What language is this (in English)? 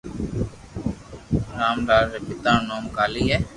Loarki